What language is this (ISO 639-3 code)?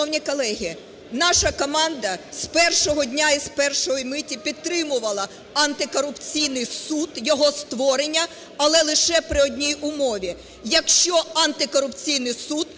ukr